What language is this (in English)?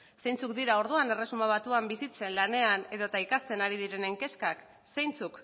Basque